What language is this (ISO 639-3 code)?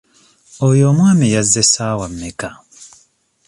lug